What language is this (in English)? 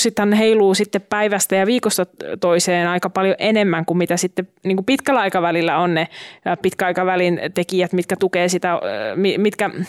Finnish